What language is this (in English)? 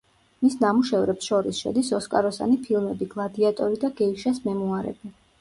Georgian